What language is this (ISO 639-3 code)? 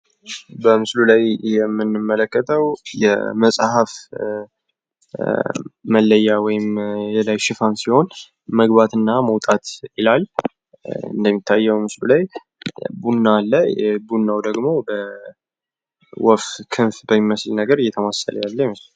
amh